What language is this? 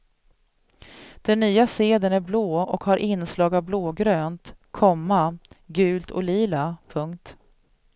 Swedish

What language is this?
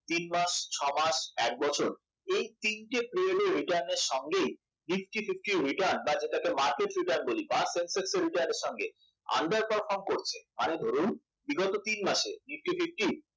Bangla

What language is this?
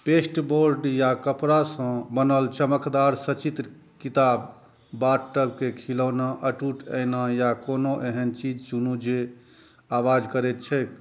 Maithili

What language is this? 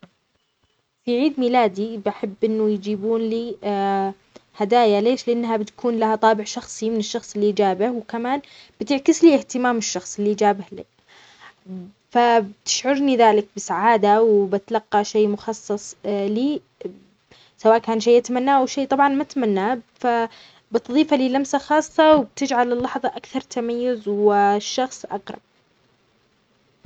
Omani Arabic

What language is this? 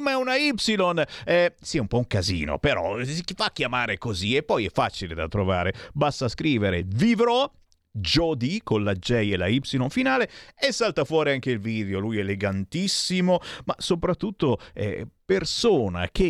Italian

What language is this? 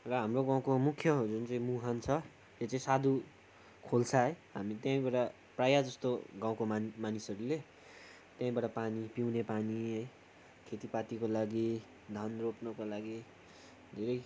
Nepali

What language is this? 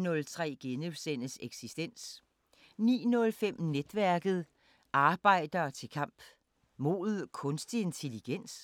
Danish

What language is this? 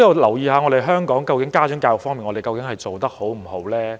Cantonese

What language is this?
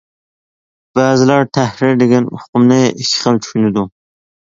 Uyghur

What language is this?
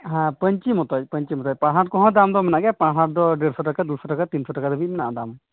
Santali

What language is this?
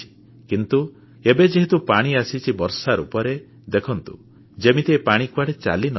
Odia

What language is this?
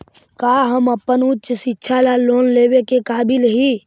Magahi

